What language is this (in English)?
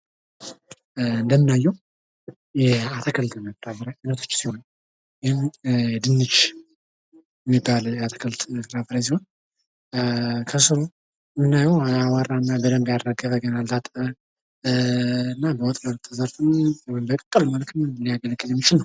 Amharic